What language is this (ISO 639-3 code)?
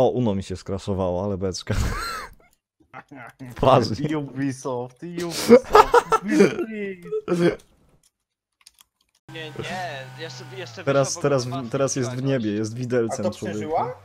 pol